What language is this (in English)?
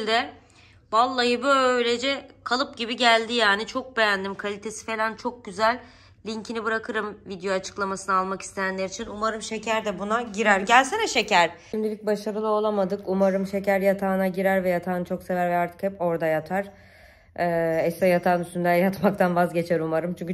Turkish